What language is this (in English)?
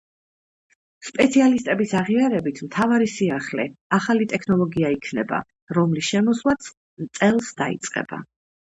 Georgian